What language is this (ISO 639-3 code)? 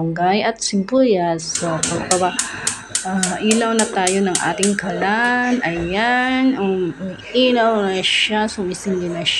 fil